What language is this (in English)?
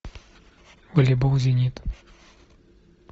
Russian